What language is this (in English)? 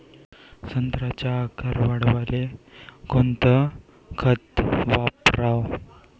Marathi